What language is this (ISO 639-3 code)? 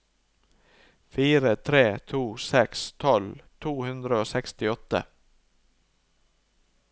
nor